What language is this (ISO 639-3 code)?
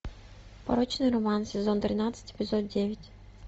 rus